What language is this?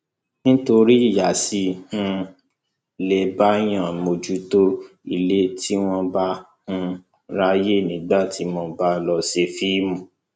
Yoruba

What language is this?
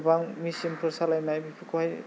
Bodo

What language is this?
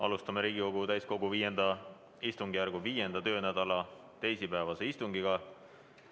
Estonian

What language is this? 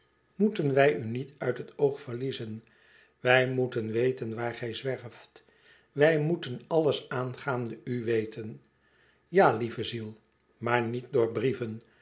Dutch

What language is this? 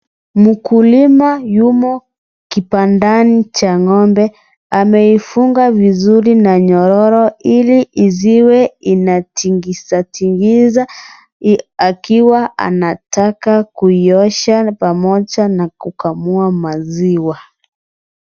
Swahili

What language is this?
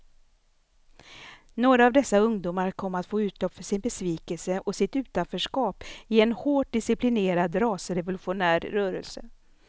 Swedish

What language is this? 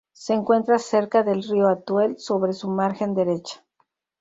Spanish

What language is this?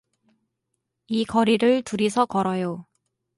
Korean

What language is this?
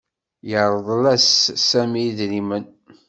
Kabyle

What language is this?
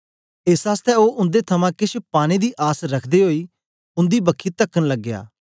Dogri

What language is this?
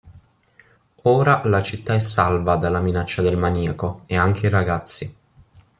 Italian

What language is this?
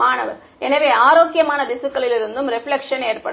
Tamil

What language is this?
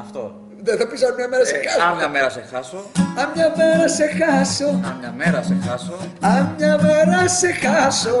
Greek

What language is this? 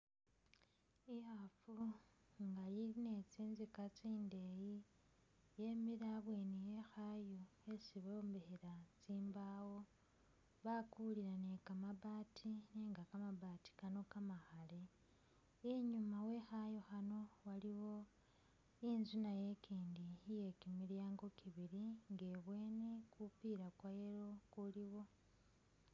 Masaaba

